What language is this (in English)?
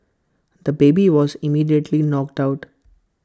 English